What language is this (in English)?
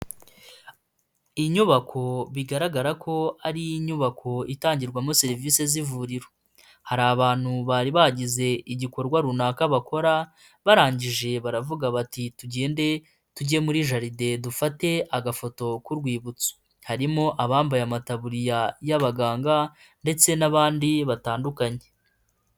Kinyarwanda